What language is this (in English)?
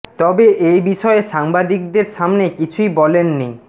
Bangla